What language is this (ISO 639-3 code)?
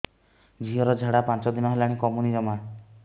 ori